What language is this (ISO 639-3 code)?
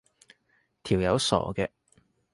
yue